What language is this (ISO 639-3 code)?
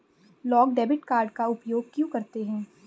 hin